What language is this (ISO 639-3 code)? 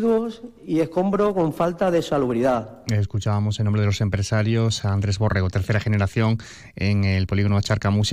spa